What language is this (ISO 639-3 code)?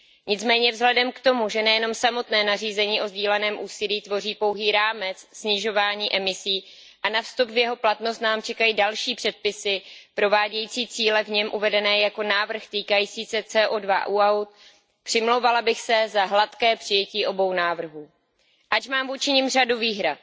ces